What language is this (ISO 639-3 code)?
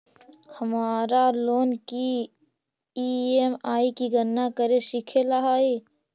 mag